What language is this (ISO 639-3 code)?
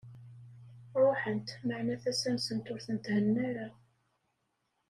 kab